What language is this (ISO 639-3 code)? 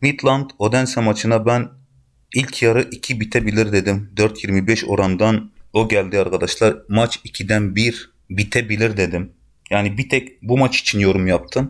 tur